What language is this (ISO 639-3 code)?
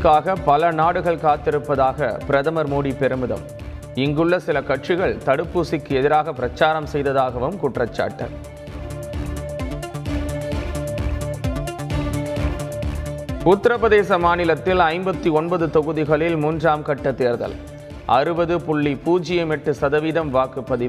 tam